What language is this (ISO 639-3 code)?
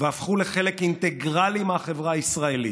heb